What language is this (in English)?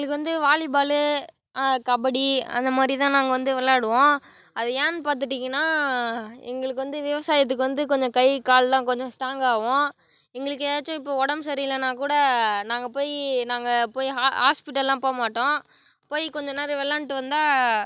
Tamil